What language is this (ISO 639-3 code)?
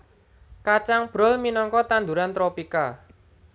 jav